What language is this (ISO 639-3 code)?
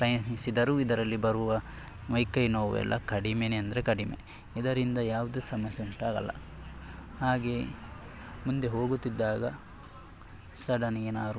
kan